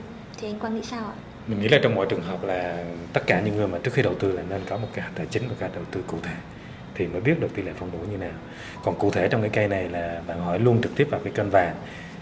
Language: Vietnamese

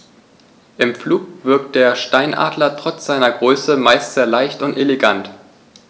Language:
German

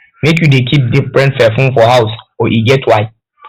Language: Nigerian Pidgin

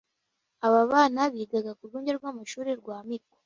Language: Kinyarwanda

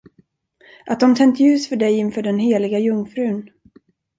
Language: Swedish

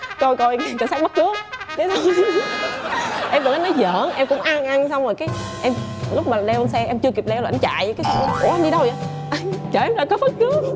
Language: Vietnamese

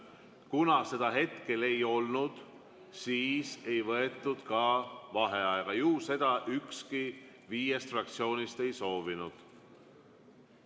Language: Estonian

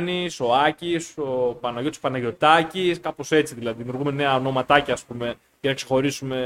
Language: Greek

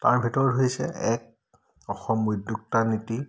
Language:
Assamese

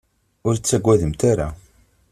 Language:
Kabyle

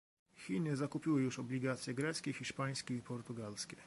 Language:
Polish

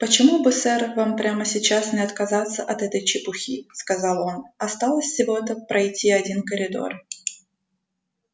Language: Russian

